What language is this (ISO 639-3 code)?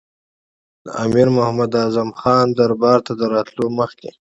pus